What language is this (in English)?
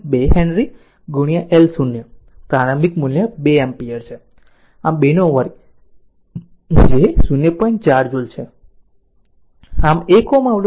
Gujarati